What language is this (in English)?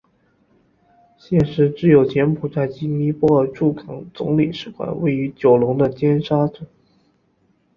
Chinese